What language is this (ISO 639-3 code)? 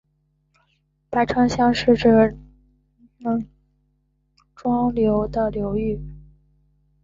zho